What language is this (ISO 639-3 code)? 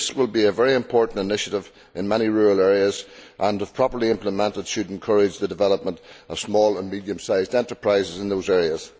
eng